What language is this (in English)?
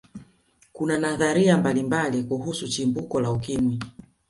Swahili